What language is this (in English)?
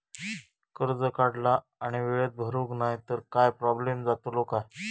Marathi